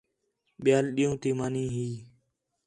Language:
Khetrani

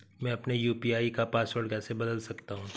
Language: Hindi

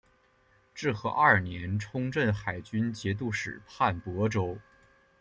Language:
Chinese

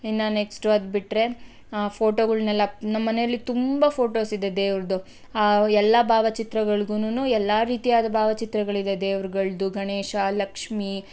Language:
Kannada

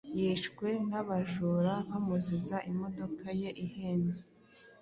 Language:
Kinyarwanda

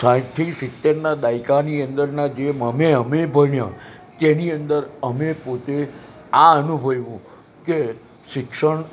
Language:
Gujarati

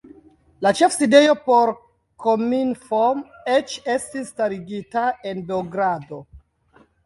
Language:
Esperanto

